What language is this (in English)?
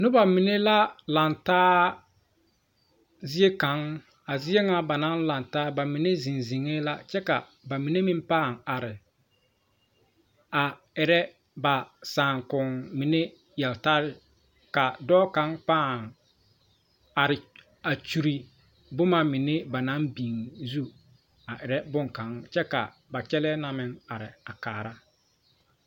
Southern Dagaare